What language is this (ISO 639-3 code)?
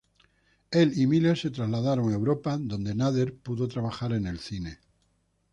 spa